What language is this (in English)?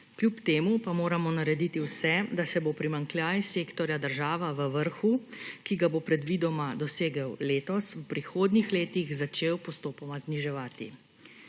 Slovenian